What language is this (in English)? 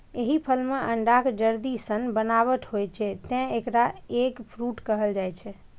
Maithili